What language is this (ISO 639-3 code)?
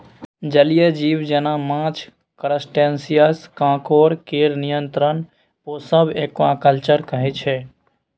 mai